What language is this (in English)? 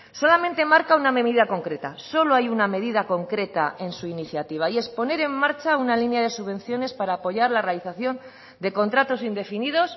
Spanish